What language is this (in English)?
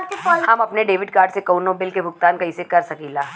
Bhojpuri